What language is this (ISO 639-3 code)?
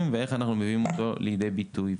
heb